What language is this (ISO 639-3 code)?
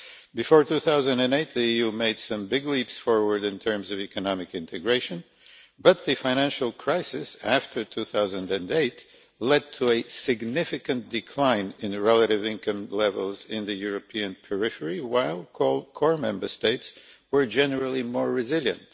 eng